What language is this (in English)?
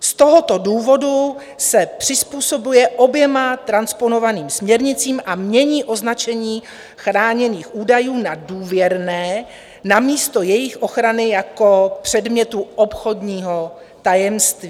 Czech